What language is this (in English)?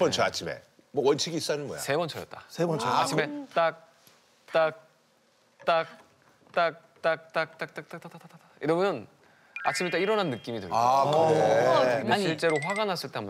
Korean